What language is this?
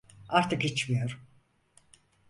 Turkish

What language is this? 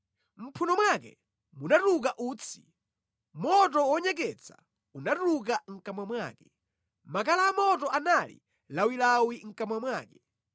Nyanja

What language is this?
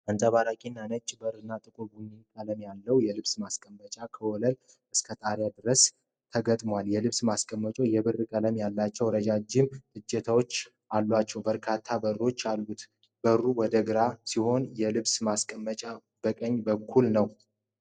Amharic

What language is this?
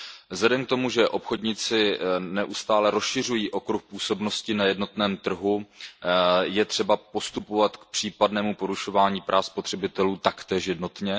Czech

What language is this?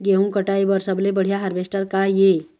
Chhattisgarhi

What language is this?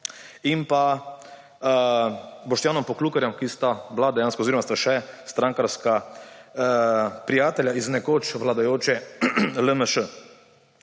Slovenian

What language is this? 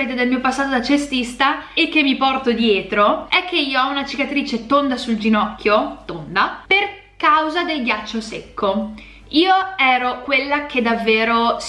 Italian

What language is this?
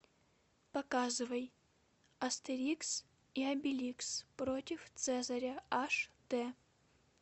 Russian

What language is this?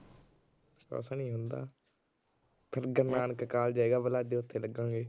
Punjabi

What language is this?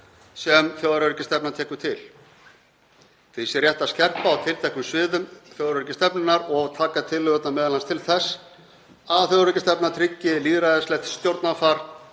Icelandic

